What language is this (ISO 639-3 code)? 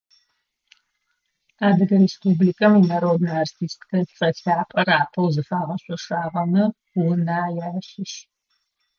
ady